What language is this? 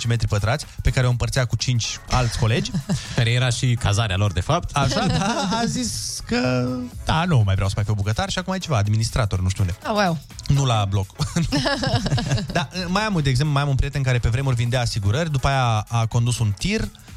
Romanian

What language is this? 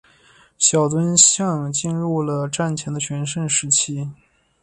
Chinese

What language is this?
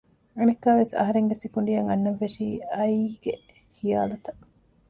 Divehi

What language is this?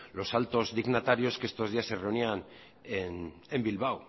Spanish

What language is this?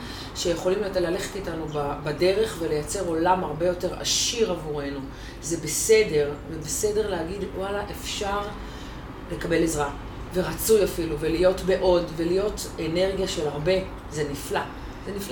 Hebrew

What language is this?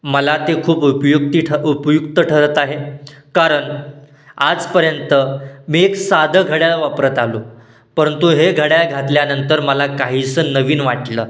Marathi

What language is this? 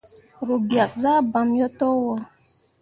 Mundang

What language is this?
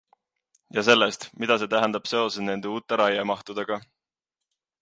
Estonian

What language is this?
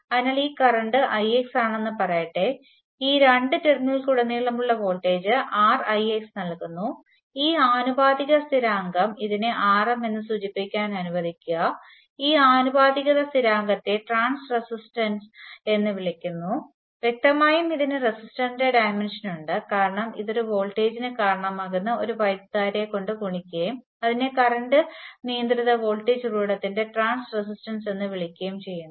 Malayalam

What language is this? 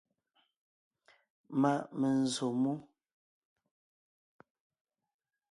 Ngiemboon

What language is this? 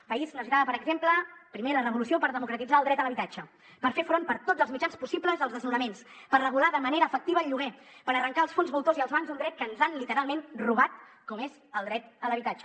Catalan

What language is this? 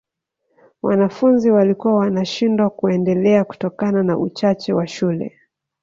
Swahili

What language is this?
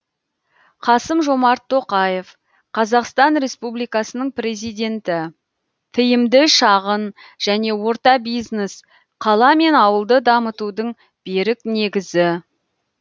Kazakh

